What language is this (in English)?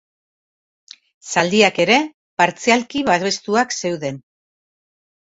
Basque